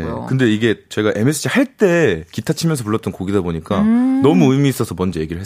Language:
Korean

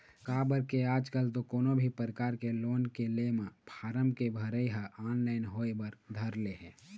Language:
Chhattisgarhi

